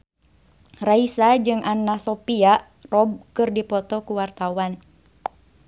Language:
Sundanese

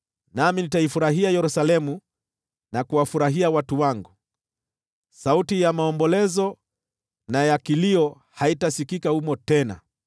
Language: Swahili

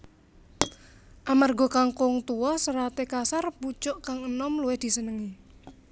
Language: Javanese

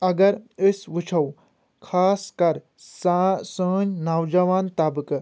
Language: Kashmiri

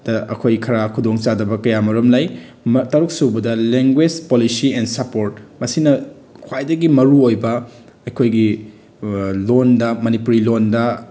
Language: Manipuri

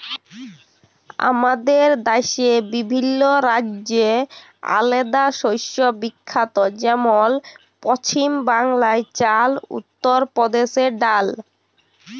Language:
Bangla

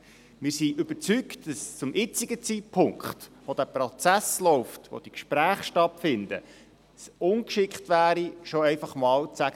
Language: Swiss German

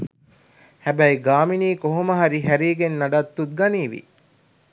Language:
Sinhala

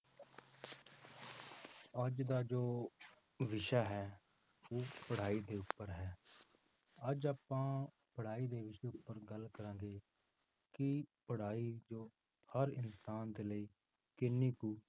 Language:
Punjabi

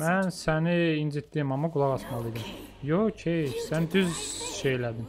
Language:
Turkish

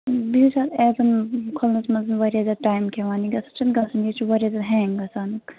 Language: Kashmiri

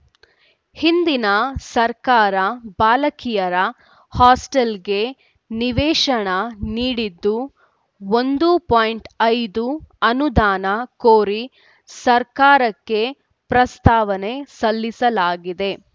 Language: Kannada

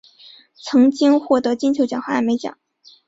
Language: Chinese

